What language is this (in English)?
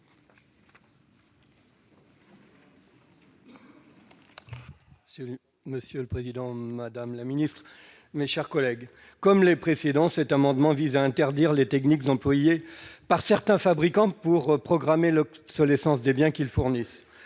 French